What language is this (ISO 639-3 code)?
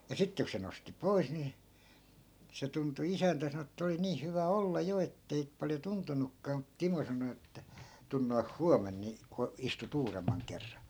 fin